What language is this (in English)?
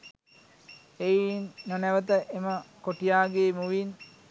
Sinhala